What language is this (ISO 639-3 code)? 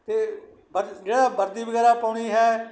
pan